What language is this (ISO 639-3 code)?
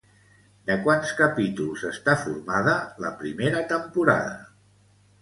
cat